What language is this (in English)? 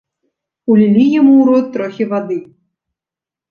Belarusian